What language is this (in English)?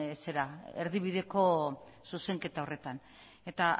Basque